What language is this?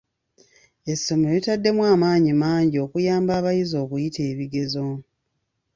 Ganda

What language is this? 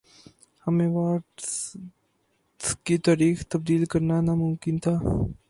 Urdu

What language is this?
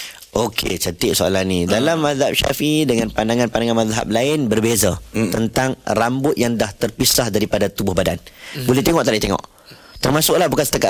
Malay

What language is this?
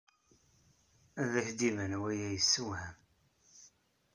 Kabyle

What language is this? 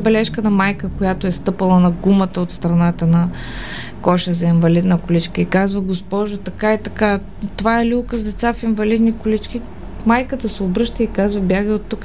Bulgarian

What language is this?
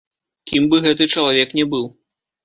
Belarusian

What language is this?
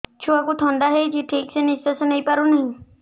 Odia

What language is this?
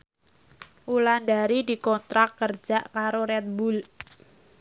Javanese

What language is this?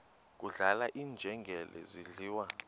Xhosa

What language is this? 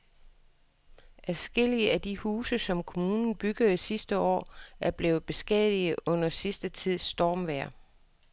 Danish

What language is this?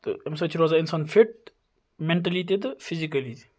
Kashmiri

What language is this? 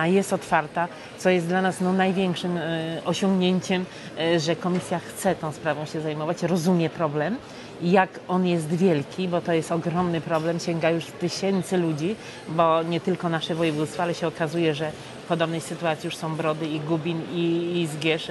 Polish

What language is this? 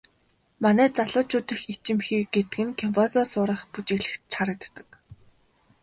Mongolian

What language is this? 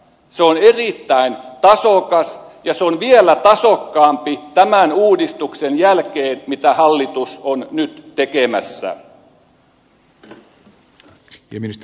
Finnish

